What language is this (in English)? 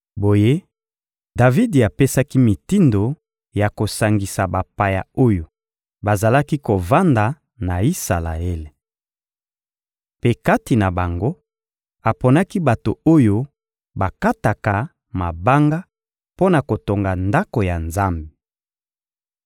Lingala